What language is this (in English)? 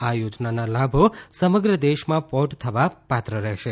Gujarati